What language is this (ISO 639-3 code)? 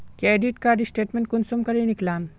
mag